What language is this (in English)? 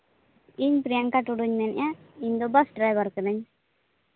Santali